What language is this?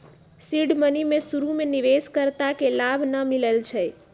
Magahi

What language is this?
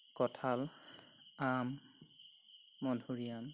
Assamese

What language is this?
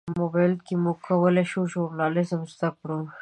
Pashto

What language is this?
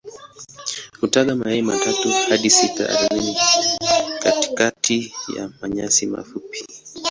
Swahili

